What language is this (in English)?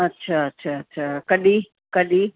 Sindhi